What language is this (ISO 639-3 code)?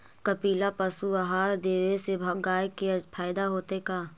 mag